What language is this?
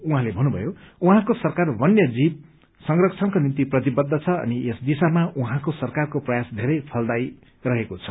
Nepali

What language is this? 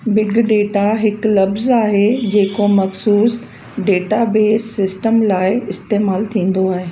Sindhi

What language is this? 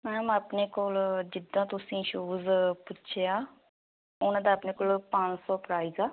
Punjabi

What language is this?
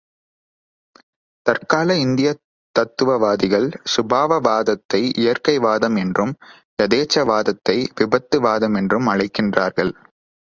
Tamil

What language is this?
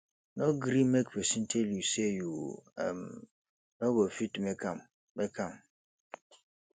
Nigerian Pidgin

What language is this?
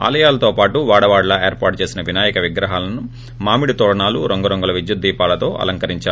Telugu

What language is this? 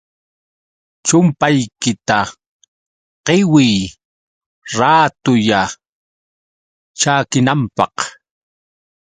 Yauyos Quechua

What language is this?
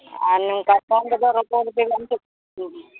Santali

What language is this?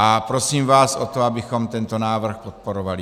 Czech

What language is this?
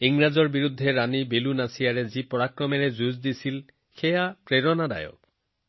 Assamese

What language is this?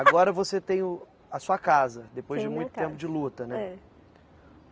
Portuguese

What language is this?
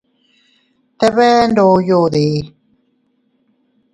Teutila Cuicatec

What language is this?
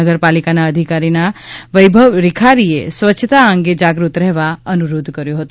Gujarati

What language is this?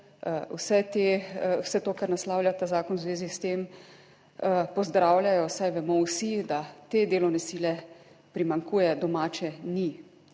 Slovenian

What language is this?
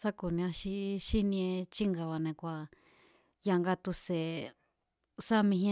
Mazatlán Mazatec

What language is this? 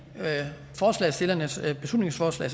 Danish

